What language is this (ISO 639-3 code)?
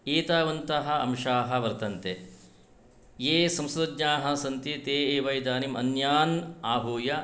san